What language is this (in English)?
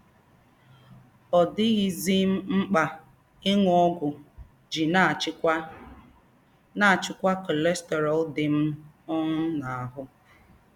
Igbo